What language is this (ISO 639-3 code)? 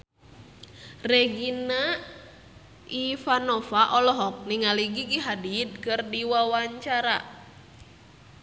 sun